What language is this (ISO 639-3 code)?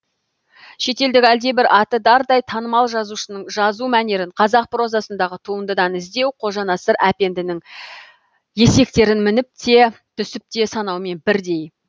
kaz